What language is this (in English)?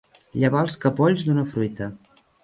Catalan